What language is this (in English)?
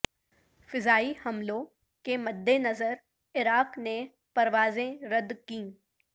Urdu